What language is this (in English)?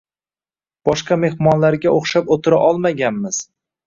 Uzbek